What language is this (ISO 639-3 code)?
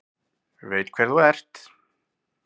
isl